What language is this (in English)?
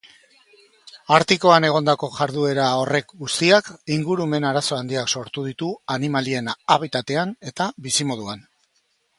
Basque